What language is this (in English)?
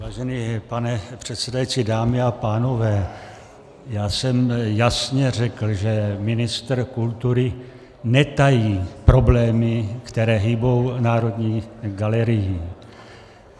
Czech